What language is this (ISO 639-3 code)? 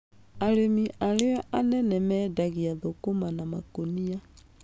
kik